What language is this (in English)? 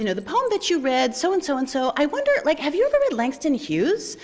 English